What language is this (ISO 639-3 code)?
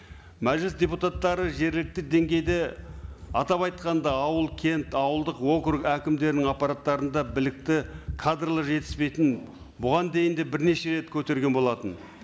kaz